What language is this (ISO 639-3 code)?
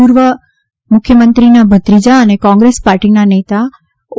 guj